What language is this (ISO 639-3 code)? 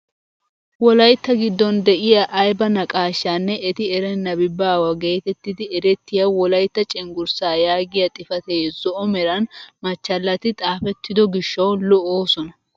wal